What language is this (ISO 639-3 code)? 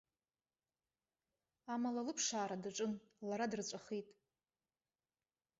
abk